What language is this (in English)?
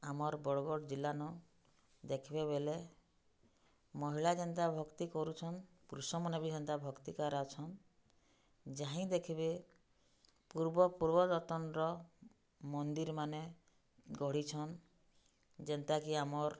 Odia